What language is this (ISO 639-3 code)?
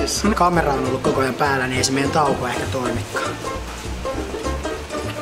fin